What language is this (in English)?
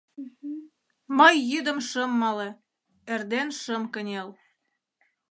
Mari